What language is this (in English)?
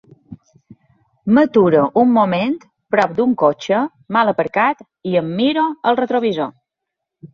Catalan